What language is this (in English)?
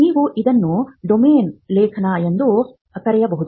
Kannada